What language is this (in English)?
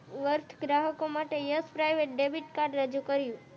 Gujarati